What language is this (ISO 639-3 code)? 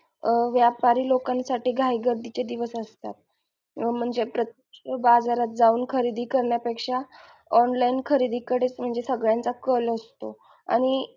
mar